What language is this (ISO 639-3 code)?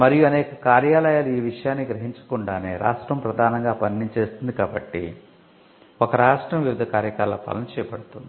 tel